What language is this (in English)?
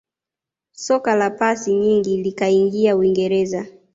Swahili